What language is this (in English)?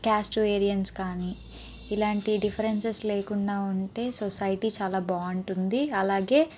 Telugu